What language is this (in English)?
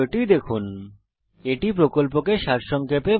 Bangla